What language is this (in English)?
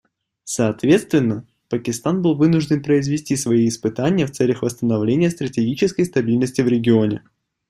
Russian